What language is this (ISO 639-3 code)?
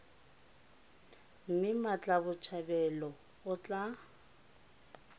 tsn